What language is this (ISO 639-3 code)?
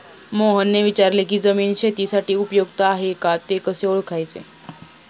mar